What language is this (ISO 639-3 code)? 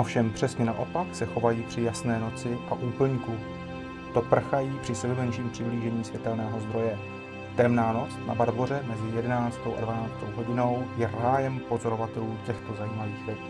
ces